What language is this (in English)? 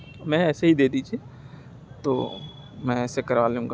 Urdu